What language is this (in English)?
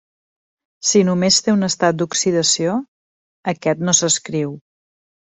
Catalan